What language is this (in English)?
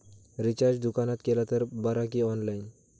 Marathi